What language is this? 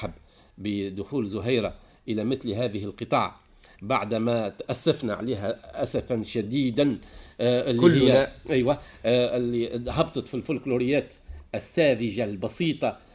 Arabic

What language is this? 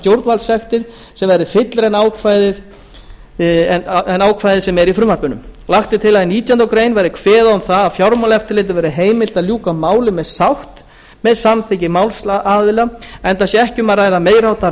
Icelandic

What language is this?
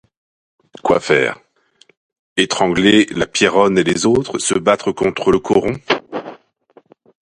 French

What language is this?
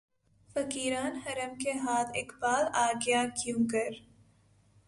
Urdu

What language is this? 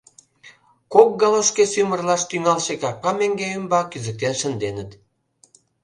Mari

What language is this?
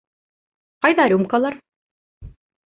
Bashkir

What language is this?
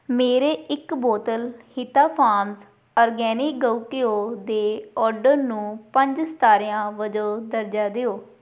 Punjabi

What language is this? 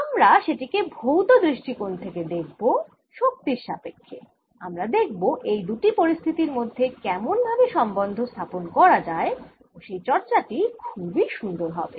Bangla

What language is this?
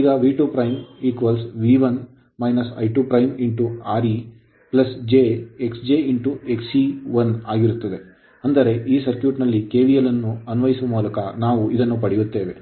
Kannada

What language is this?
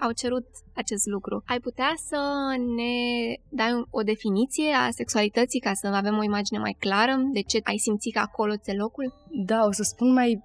Romanian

